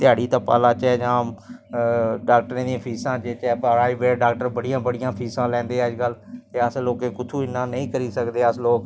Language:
Dogri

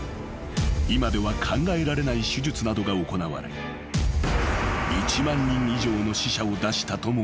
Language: Japanese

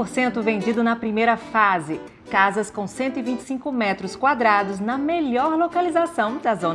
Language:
Portuguese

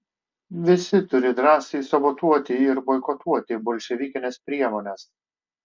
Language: Lithuanian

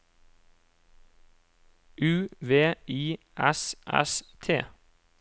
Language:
Norwegian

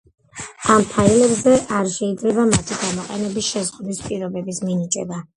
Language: Georgian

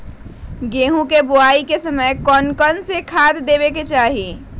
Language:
Magahi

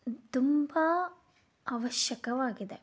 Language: Kannada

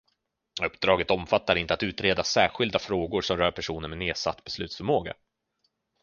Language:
Swedish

